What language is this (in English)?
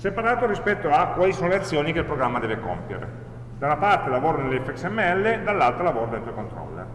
Italian